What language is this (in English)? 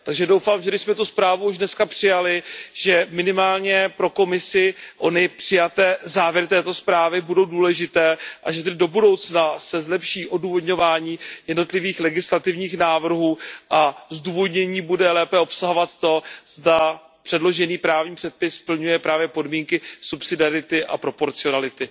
Czech